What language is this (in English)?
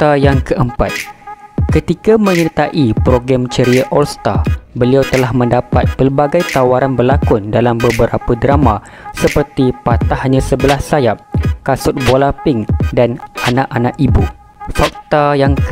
Malay